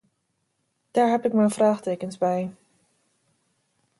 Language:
Dutch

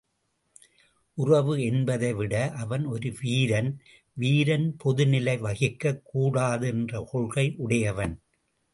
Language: Tamil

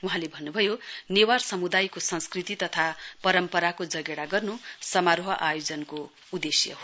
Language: Nepali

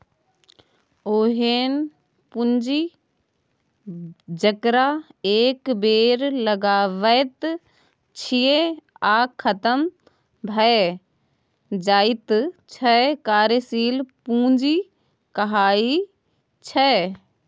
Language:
Maithili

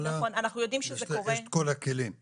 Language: Hebrew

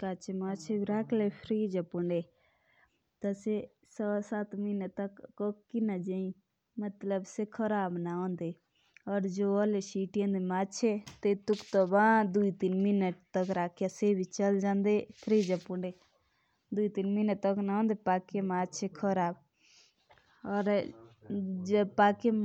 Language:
Jaunsari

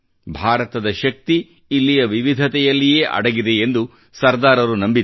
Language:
Kannada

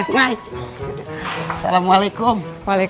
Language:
Indonesian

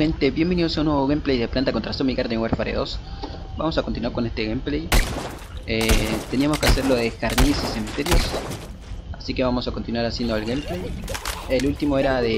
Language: Spanish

